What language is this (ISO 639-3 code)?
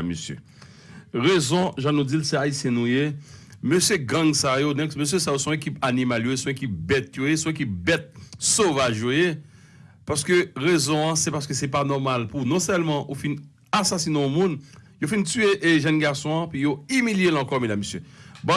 fra